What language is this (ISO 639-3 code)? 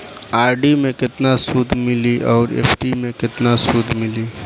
bho